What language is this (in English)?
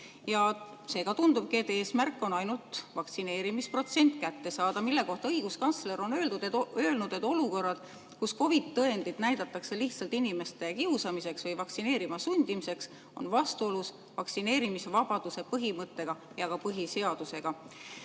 Estonian